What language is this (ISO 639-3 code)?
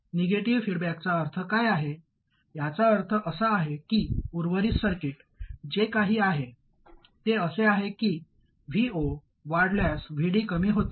mar